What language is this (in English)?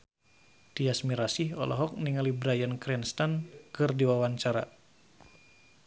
Sundanese